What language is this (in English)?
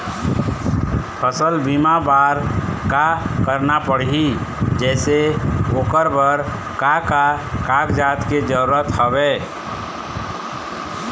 Chhattisgarhi